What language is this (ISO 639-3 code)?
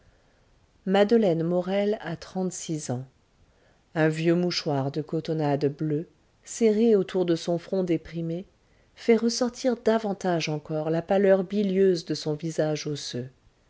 fra